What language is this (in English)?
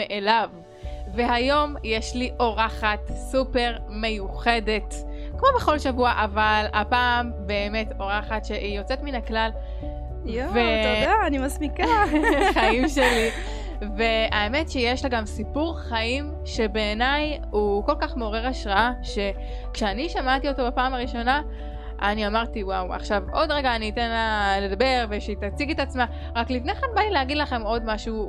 Hebrew